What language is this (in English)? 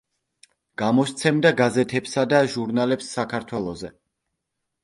Georgian